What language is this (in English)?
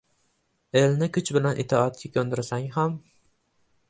Uzbek